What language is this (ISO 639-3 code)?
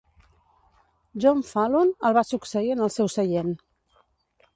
cat